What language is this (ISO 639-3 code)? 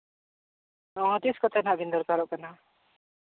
sat